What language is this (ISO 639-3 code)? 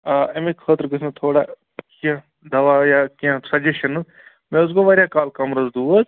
kas